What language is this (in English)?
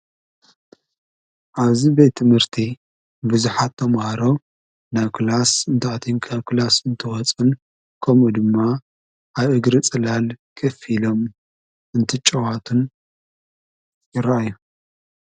Tigrinya